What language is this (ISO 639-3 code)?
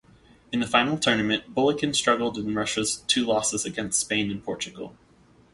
eng